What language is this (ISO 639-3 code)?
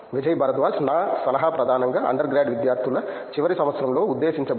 tel